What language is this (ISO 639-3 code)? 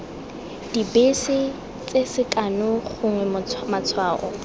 tsn